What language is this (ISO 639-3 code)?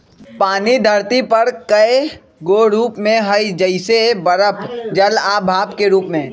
mag